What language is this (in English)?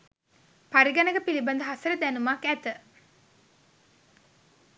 Sinhala